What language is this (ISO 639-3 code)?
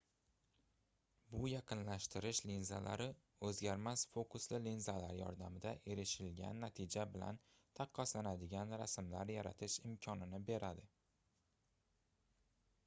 uzb